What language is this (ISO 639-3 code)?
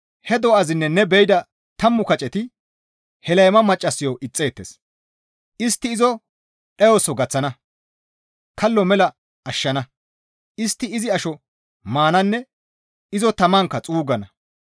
gmv